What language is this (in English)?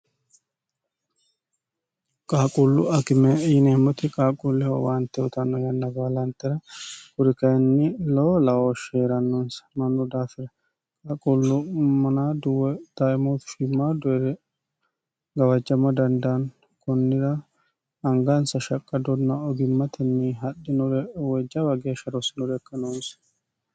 Sidamo